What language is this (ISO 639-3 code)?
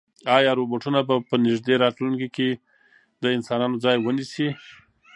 pus